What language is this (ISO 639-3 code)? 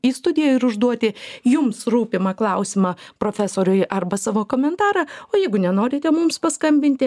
lit